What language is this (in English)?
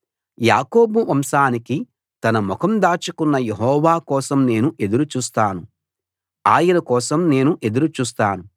Telugu